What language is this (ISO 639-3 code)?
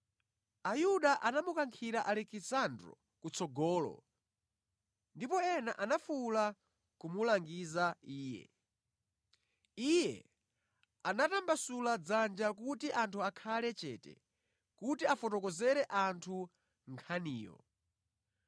nya